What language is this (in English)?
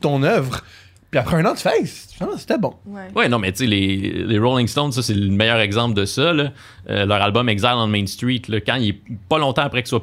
French